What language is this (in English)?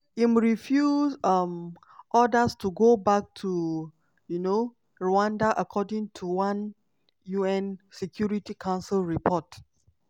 Nigerian Pidgin